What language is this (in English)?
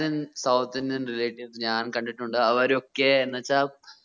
Malayalam